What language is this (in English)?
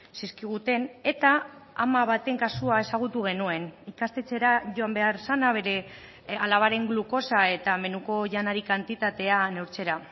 Basque